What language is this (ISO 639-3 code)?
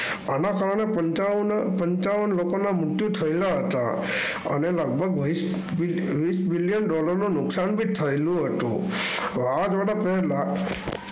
guj